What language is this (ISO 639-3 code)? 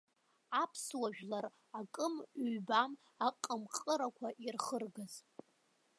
abk